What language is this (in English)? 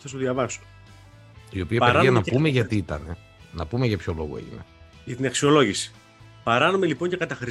Greek